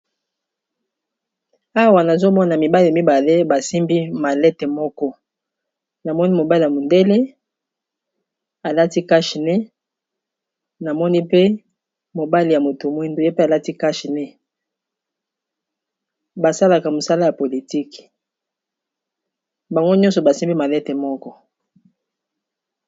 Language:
Lingala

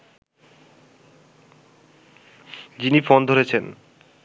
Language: Bangla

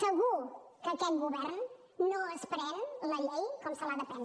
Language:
Catalan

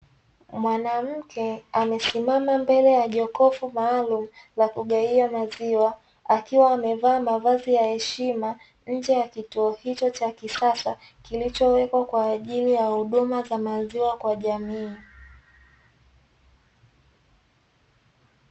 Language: Swahili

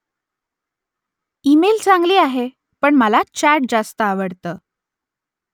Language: Marathi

